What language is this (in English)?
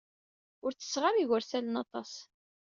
Kabyle